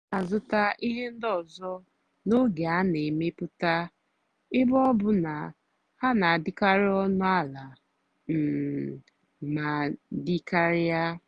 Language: Igbo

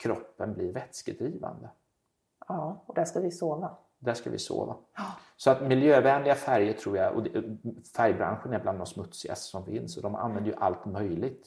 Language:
Swedish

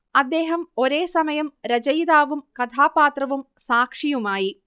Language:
Malayalam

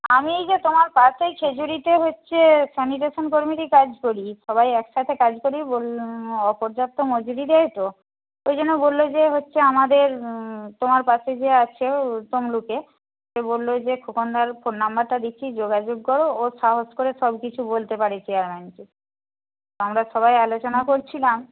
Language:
Bangla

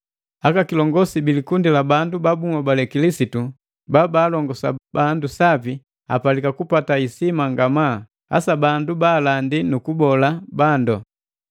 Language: Matengo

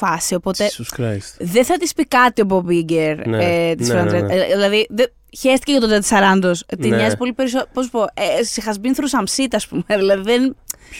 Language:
Greek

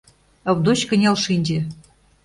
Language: Mari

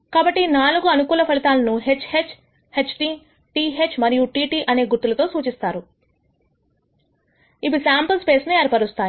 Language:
Telugu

